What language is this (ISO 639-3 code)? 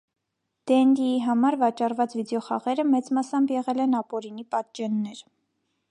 hye